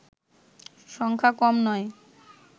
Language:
Bangla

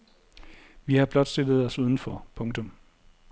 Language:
Danish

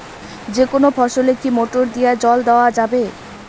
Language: Bangla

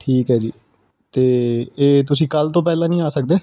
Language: Punjabi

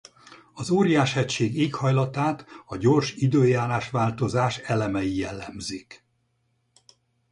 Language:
Hungarian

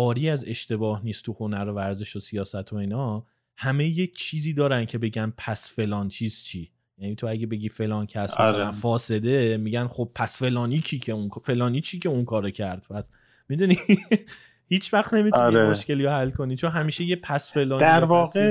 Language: Persian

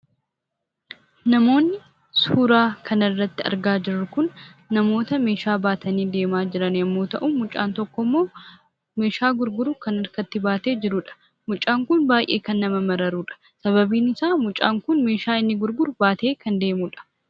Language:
Oromo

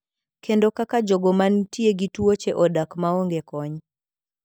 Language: Luo (Kenya and Tanzania)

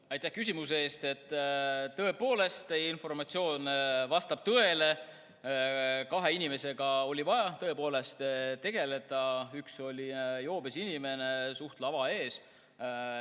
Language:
Estonian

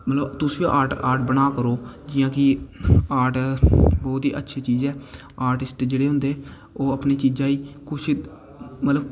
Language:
Dogri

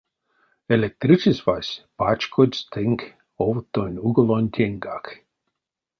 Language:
Erzya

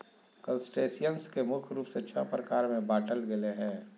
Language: Magahi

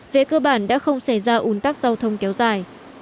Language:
Vietnamese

